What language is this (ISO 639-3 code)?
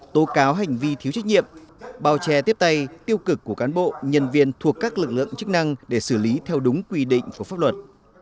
vie